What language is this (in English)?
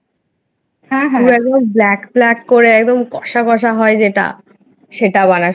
Bangla